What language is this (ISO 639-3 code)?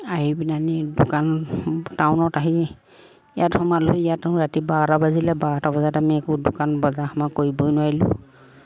asm